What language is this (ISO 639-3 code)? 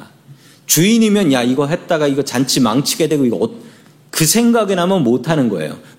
kor